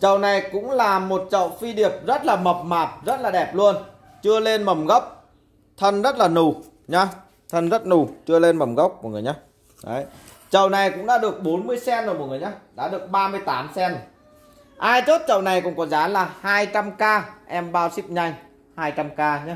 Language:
Vietnamese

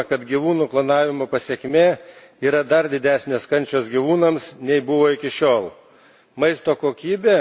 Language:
Lithuanian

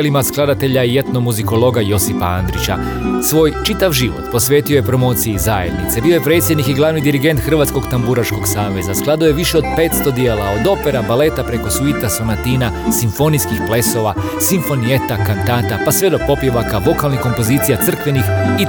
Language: Croatian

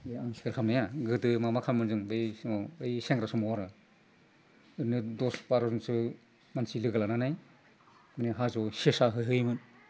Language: Bodo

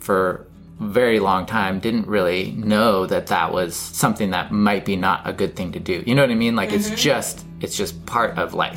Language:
English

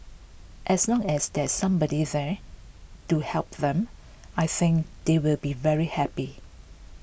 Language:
English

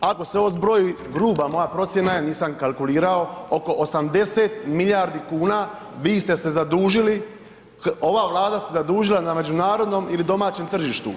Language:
Croatian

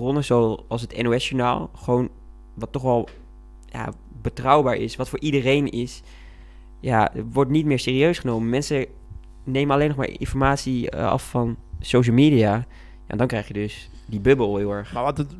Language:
Dutch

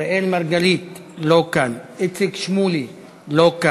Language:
Hebrew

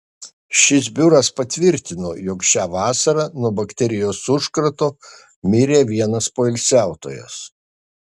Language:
Lithuanian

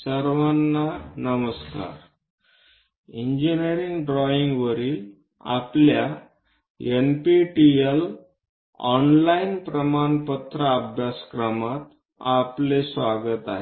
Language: Marathi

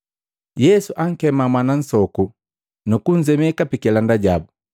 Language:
Matengo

